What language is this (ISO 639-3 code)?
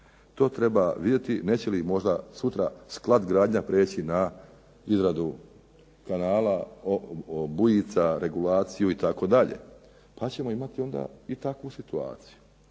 hrv